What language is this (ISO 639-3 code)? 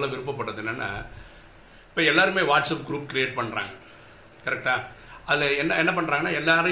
tam